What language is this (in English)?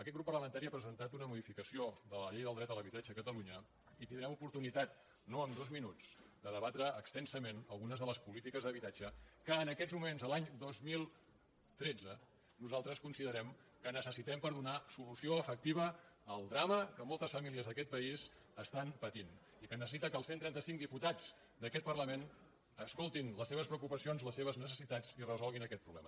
Catalan